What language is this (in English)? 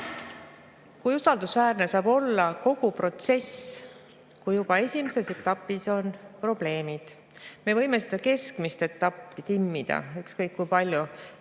Estonian